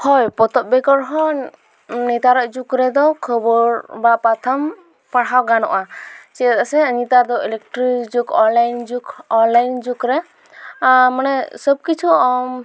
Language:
Santali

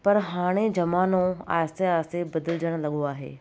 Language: Sindhi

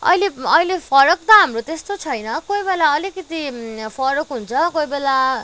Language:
Nepali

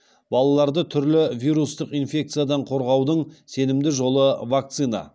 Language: Kazakh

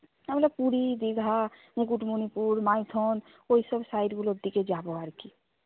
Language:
Bangla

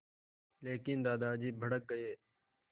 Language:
Hindi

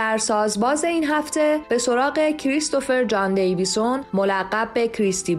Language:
Persian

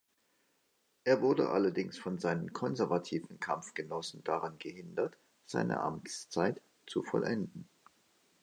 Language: German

